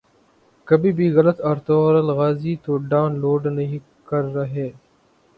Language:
Urdu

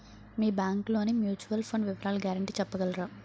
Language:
Telugu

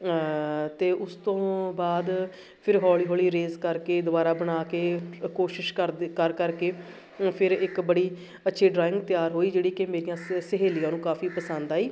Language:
Punjabi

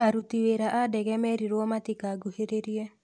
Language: Kikuyu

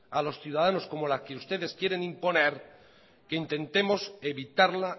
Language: Spanish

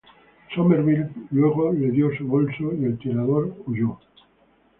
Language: Spanish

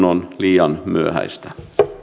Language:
Finnish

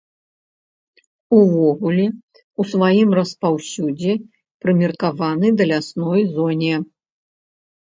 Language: Belarusian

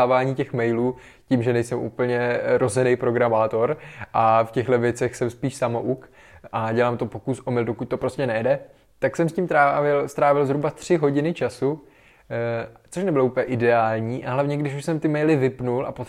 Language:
Czech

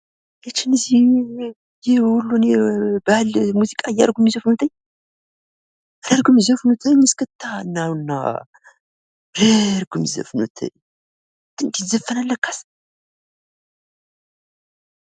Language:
Amharic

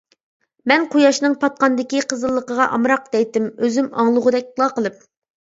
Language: Uyghur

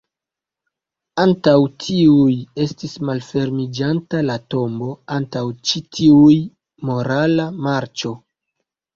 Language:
Esperanto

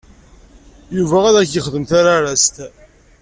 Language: Kabyle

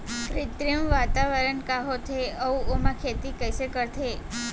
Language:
Chhattisgarhi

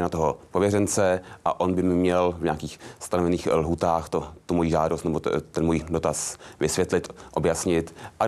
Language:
Czech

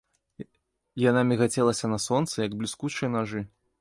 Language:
Belarusian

